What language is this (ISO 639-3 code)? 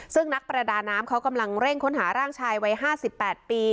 tha